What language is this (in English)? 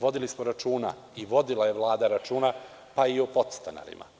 Serbian